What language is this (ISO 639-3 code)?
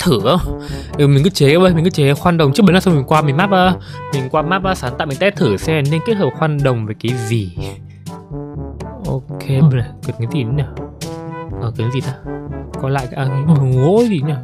vie